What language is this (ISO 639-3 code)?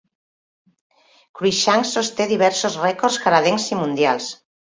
cat